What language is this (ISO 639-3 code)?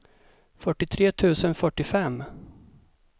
swe